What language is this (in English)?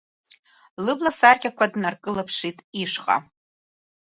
Abkhazian